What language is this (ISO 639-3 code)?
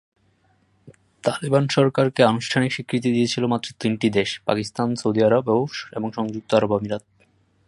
ben